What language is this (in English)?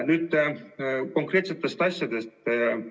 Estonian